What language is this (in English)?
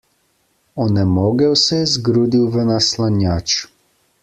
Slovenian